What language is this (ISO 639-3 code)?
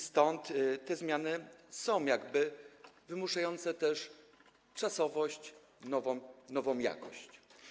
pol